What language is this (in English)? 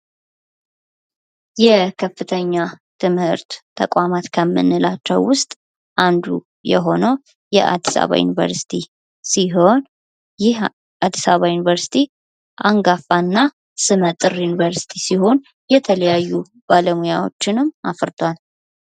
Amharic